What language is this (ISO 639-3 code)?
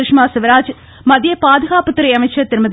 tam